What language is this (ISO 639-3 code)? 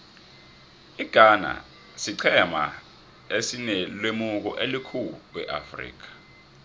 nbl